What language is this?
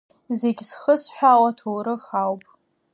Abkhazian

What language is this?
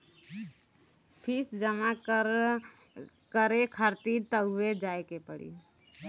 Bhojpuri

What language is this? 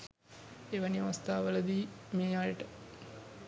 Sinhala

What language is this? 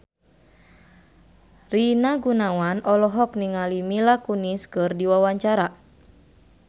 Sundanese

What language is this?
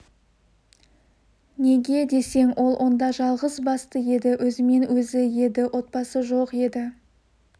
Kazakh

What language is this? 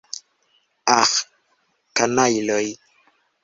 Esperanto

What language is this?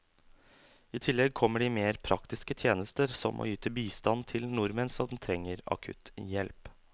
Norwegian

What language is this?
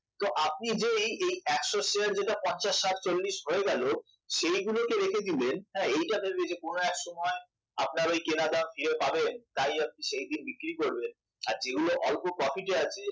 Bangla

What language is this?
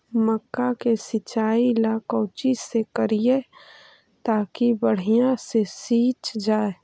Magahi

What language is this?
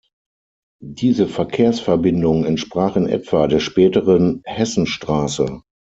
German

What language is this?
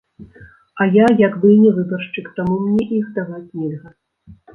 Belarusian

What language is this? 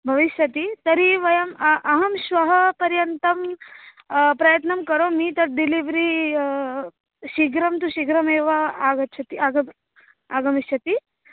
Sanskrit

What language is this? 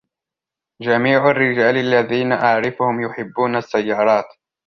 Arabic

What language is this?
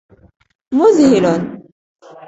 Arabic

